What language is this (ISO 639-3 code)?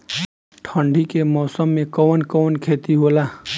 bho